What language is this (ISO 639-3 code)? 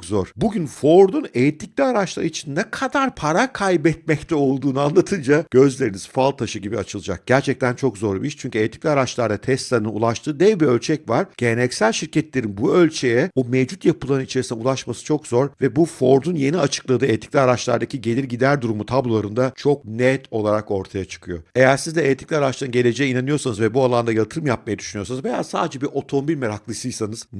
tur